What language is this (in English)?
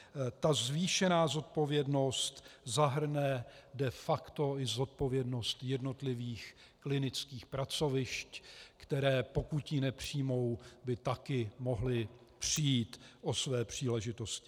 Czech